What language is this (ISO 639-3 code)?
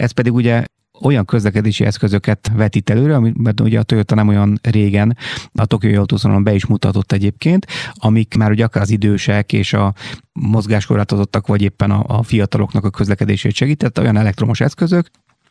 hun